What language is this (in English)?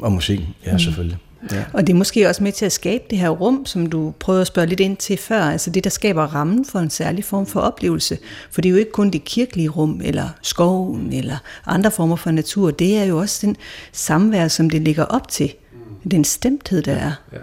Danish